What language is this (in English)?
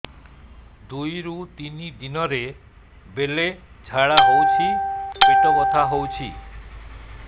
Odia